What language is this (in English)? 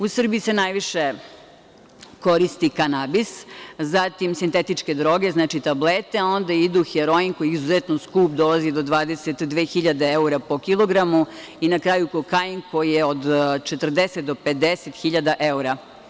Serbian